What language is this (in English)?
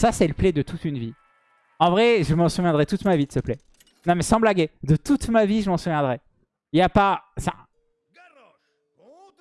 French